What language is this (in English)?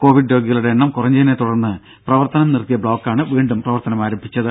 Malayalam